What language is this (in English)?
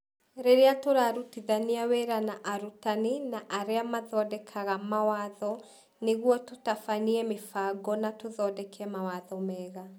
Kikuyu